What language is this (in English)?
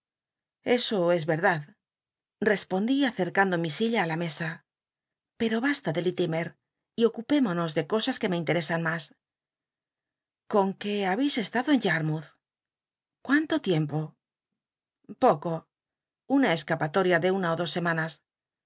Spanish